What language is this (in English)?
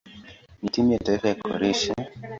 Swahili